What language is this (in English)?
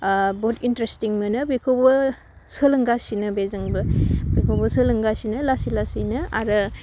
Bodo